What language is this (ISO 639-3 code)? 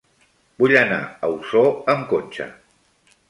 cat